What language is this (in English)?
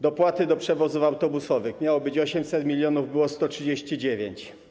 Polish